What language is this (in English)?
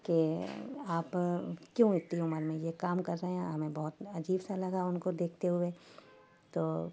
Urdu